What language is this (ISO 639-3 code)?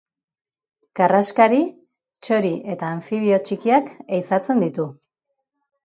eus